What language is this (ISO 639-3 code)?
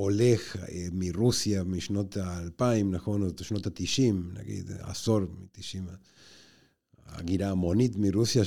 heb